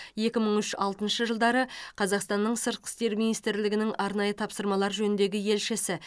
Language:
Kazakh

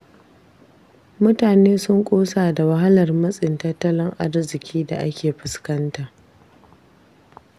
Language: Hausa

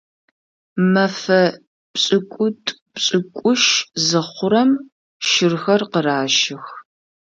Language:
Adyghe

